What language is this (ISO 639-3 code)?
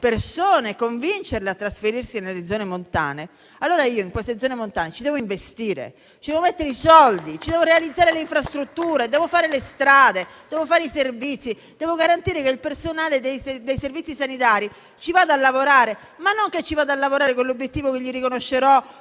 ita